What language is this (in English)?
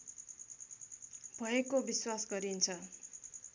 Nepali